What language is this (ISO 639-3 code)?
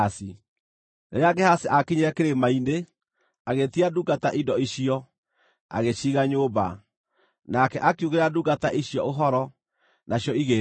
kik